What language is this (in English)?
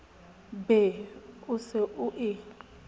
Southern Sotho